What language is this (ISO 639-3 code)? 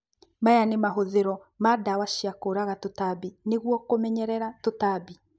kik